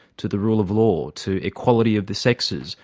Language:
English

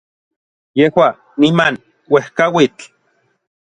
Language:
Orizaba Nahuatl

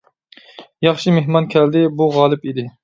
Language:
Uyghur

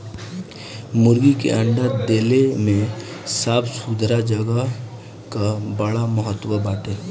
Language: Bhojpuri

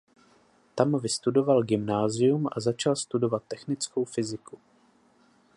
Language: Czech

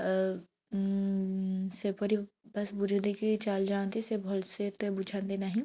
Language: Odia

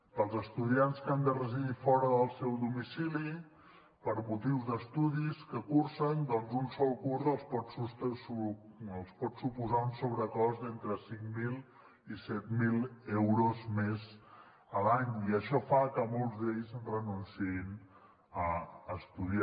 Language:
Catalan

